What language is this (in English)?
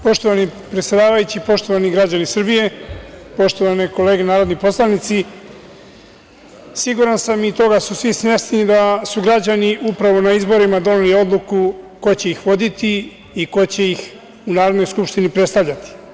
Serbian